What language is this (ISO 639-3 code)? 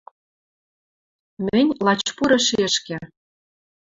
mrj